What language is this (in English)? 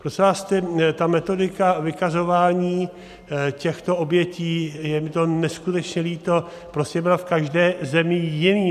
Czech